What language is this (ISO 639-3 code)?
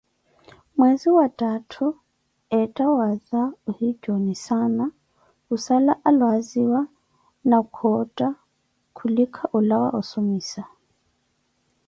eko